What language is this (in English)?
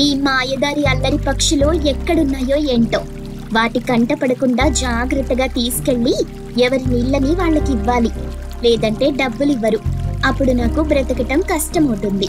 Telugu